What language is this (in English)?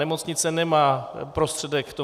Czech